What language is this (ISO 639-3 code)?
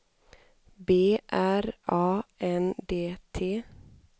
swe